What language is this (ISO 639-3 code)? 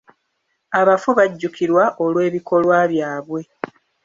lug